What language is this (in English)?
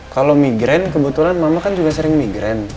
Indonesian